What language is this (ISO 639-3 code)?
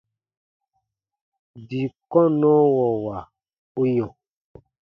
bba